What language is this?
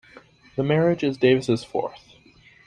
English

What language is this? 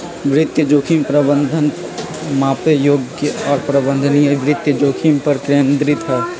Magahi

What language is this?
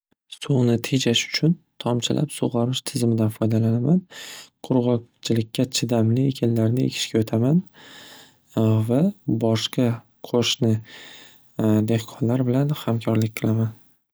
Uzbek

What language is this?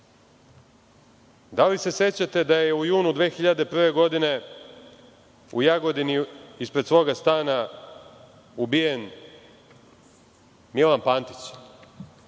Serbian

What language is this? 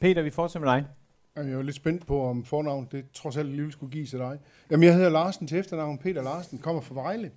Danish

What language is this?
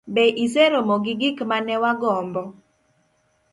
Luo (Kenya and Tanzania)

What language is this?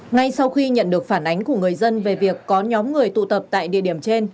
Vietnamese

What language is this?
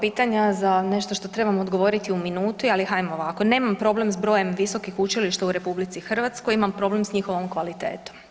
Croatian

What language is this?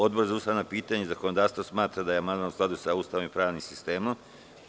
Serbian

